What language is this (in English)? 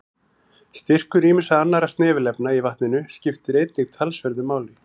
Icelandic